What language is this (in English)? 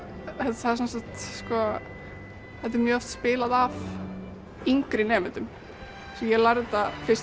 Icelandic